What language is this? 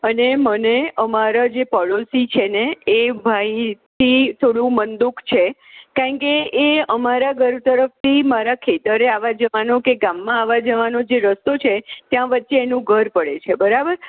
Gujarati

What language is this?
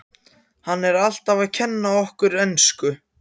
Icelandic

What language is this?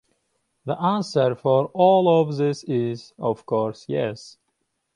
English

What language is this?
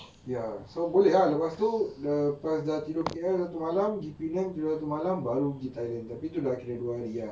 English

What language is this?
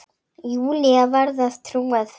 Icelandic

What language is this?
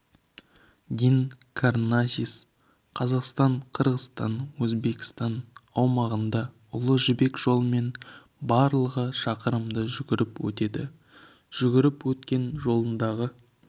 Kazakh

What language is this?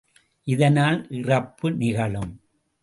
Tamil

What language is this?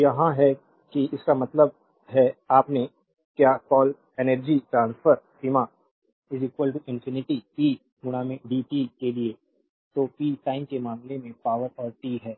Hindi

